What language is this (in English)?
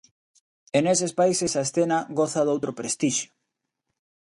Galician